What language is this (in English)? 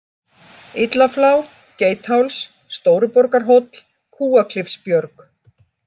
Icelandic